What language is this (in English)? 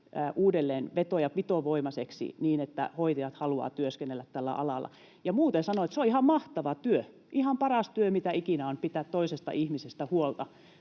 Finnish